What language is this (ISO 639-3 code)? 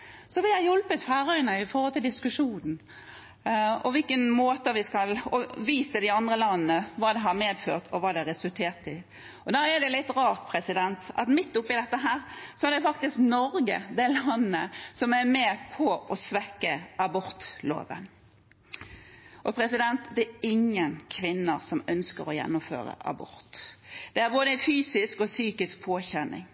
nob